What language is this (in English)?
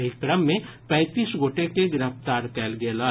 Maithili